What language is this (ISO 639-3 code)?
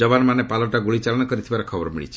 ori